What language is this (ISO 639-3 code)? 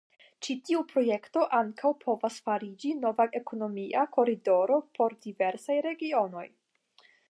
epo